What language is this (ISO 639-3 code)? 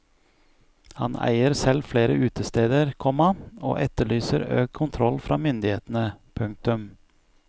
nor